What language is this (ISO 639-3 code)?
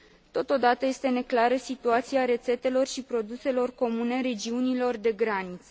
ron